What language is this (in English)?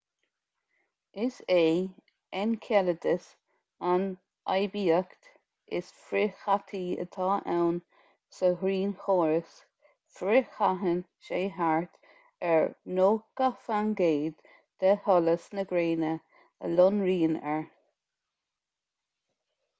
Irish